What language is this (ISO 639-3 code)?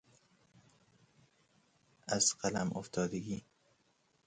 fas